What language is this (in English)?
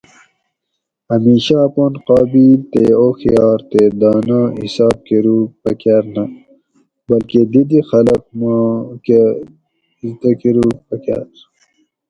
Gawri